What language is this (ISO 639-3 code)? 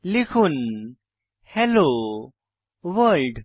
ben